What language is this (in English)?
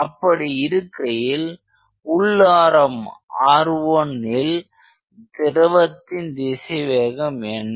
Tamil